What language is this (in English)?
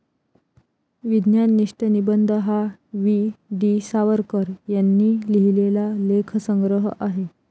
Marathi